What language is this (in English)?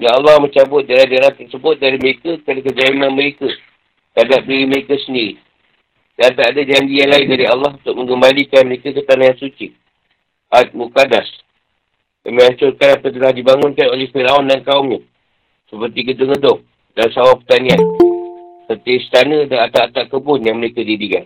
Malay